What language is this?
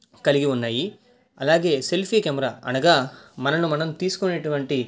Telugu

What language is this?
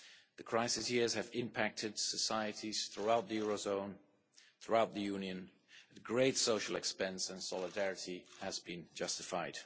English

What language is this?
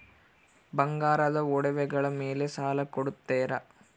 Kannada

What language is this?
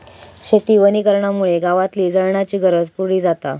Marathi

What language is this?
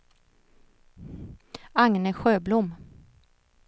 Swedish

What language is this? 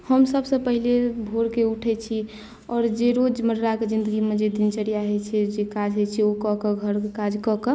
Maithili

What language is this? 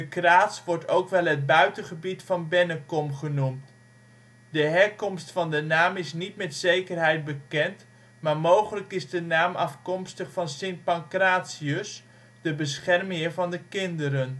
Dutch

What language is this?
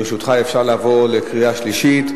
Hebrew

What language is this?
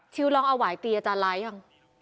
Thai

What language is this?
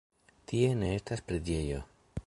Esperanto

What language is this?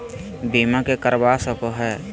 Magahi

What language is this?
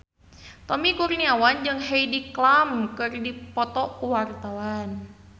Sundanese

